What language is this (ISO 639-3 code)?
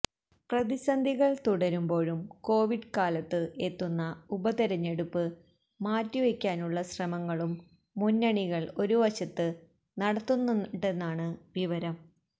mal